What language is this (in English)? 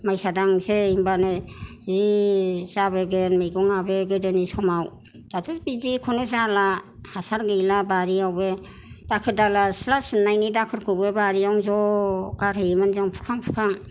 Bodo